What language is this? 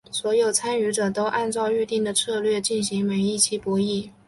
Chinese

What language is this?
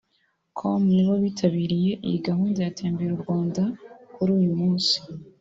Kinyarwanda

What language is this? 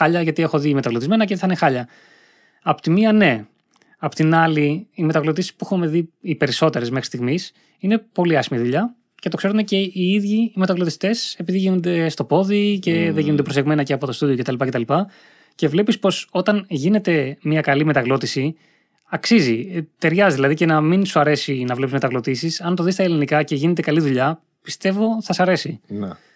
Greek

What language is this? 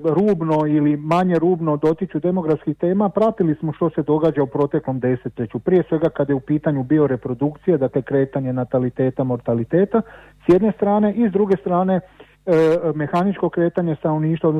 Croatian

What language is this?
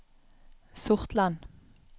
Norwegian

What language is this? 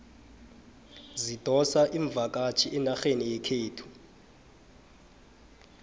South Ndebele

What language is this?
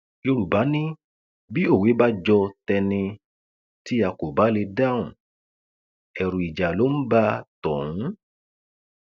Yoruba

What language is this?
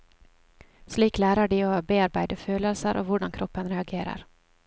Norwegian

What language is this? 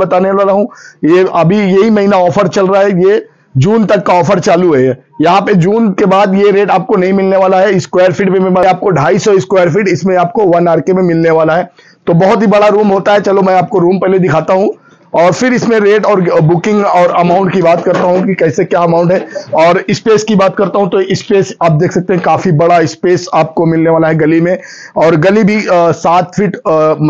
Hindi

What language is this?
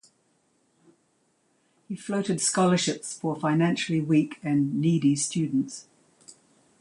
English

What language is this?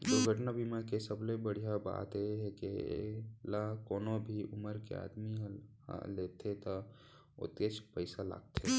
Chhattisgarhi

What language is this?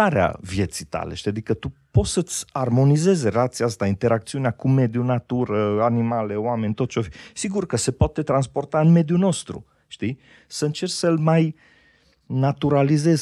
Romanian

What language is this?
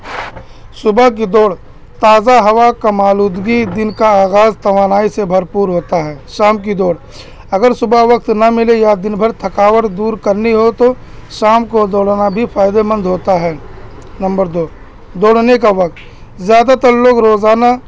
Urdu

